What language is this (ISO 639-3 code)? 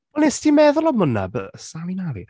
cym